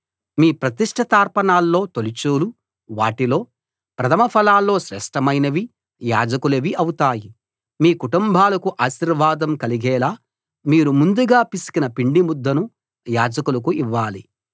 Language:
Telugu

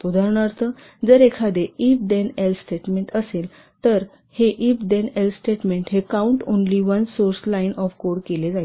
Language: Marathi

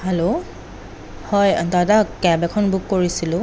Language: Assamese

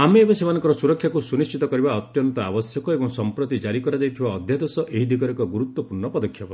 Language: Odia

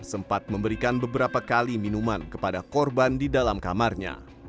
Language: Indonesian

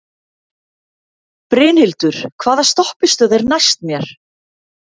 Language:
Icelandic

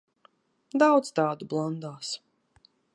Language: Latvian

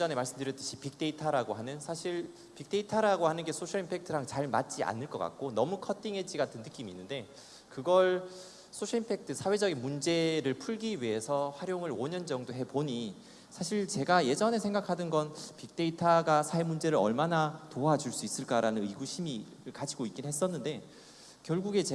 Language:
Korean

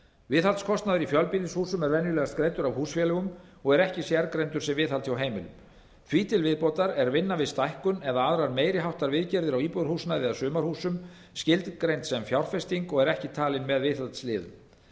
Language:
Icelandic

